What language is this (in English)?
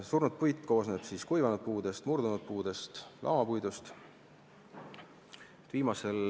Estonian